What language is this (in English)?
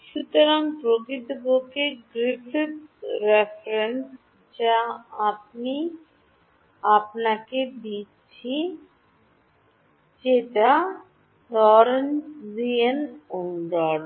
Bangla